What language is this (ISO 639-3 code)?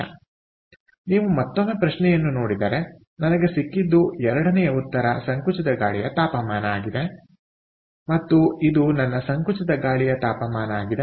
kan